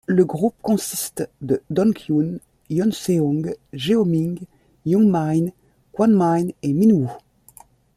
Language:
French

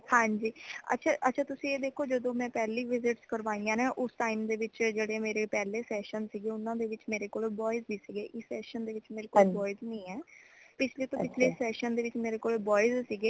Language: Punjabi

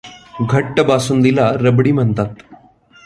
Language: Marathi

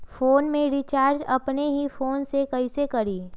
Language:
Magahi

